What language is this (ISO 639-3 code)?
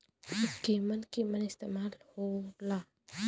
bho